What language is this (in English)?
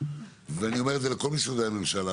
Hebrew